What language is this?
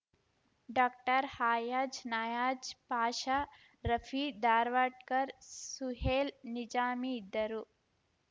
Kannada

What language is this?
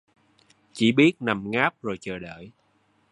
Vietnamese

